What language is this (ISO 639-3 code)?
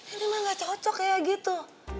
ind